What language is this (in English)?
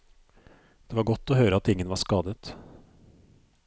Norwegian